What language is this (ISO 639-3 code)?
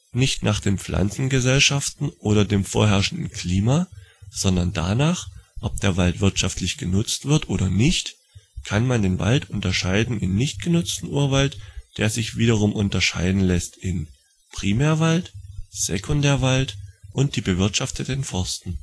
deu